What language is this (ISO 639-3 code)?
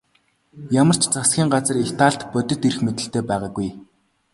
mon